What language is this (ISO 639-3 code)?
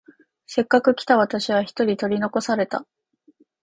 jpn